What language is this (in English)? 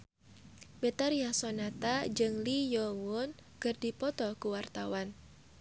Sundanese